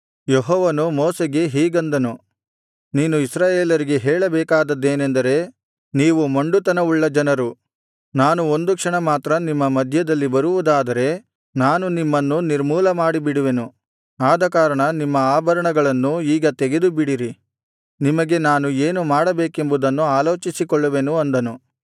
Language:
Kannada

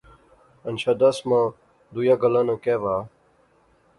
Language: Pahari-Potwari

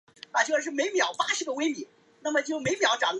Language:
Chinese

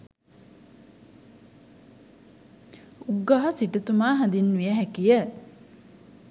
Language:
Sinhala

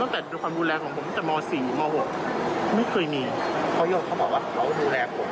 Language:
Thai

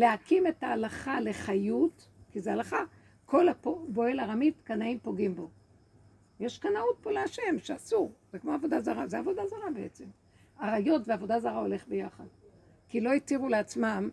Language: Hebrew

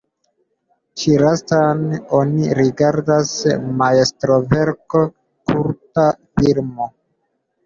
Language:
Esperanto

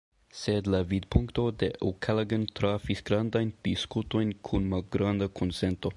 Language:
Esperanto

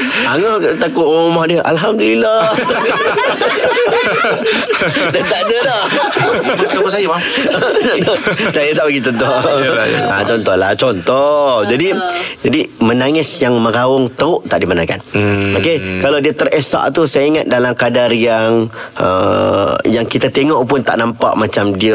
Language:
Malay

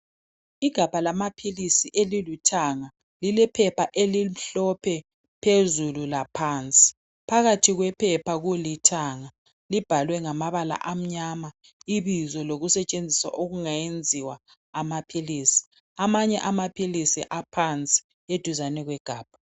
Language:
North Ndebele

